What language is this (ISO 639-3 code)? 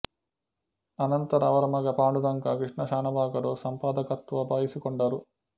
kan